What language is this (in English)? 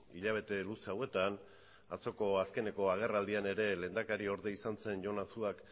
Basque